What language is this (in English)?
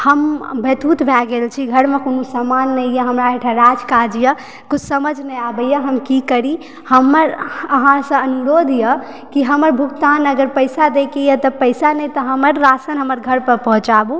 Maithili